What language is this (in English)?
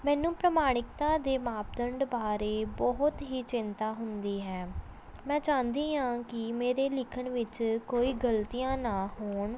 Punjabi